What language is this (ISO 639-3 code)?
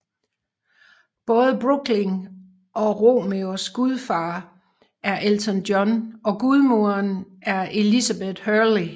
dan